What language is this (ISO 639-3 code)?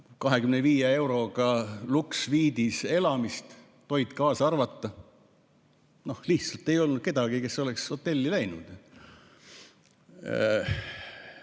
est